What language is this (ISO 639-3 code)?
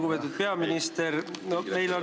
est